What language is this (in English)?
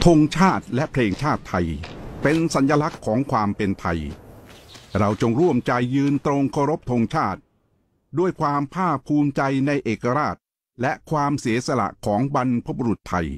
Thai